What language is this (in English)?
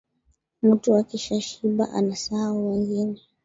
Swahili